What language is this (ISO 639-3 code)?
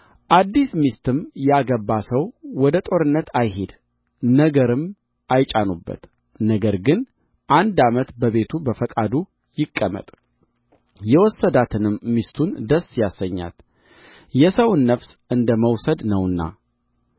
amh